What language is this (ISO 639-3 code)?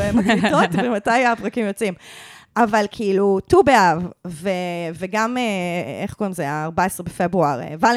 heb